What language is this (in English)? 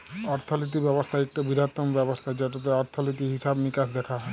Bangla